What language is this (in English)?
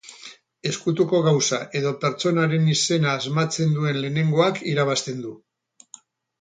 Basque